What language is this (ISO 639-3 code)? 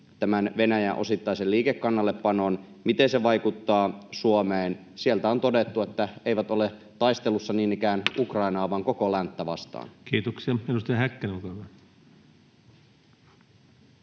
fin